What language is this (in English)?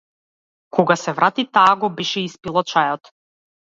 Macedonian